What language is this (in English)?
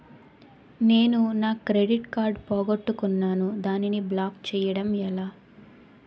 Telugu